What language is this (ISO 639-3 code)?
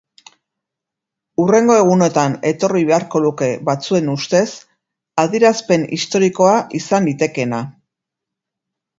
eus